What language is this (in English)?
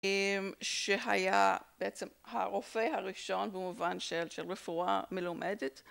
Hebrew